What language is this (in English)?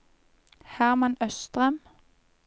Norwegian